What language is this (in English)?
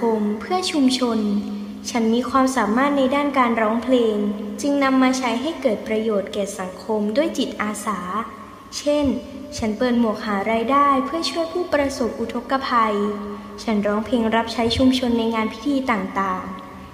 Thai